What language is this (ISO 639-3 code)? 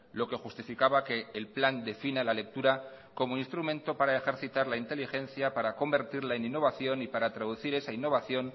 spa